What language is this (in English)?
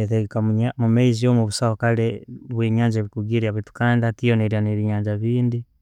Tooro